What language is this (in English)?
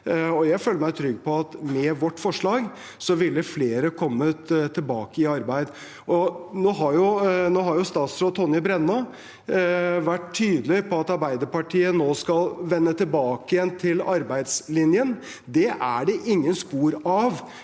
Norwegian